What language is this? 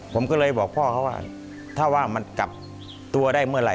Thai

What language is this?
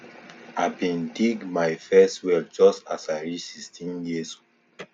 Nigerian Pidgin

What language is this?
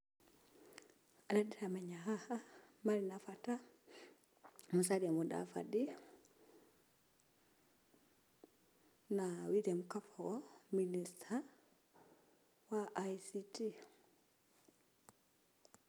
Kikuyu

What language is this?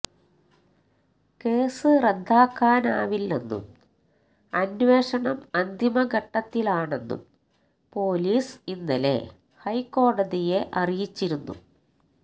Malayalam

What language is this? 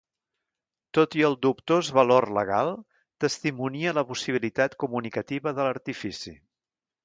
Catalan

